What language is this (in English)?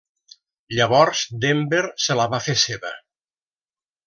Catalan